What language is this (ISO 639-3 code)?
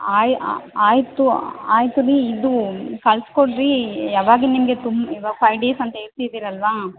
kan